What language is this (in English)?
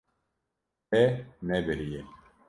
Kurdish